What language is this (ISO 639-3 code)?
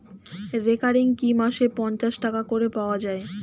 ben